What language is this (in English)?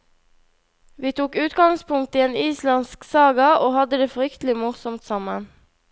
Norwegian